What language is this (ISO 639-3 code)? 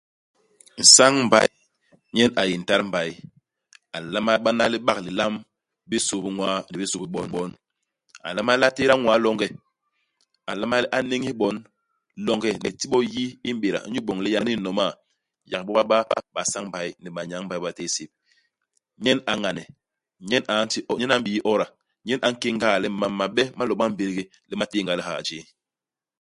bas